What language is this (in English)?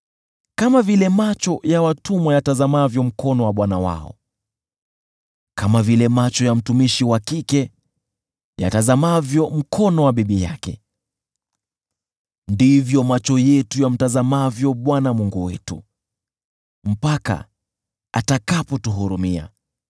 Swahili